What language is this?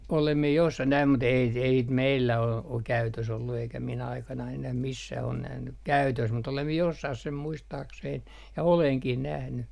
Finnish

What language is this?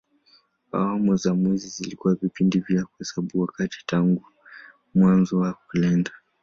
Swahili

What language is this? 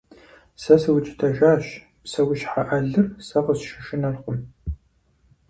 Kabardian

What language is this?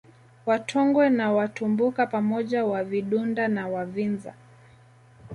Swahili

